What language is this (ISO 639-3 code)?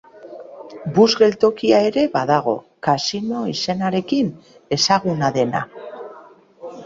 eus